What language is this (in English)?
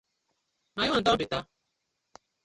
Nigerian Pidgin